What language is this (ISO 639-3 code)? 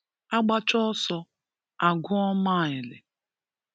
ibo